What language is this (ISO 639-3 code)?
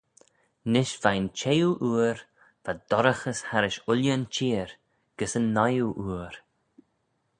glv